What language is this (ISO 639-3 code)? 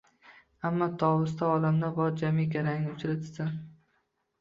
uzb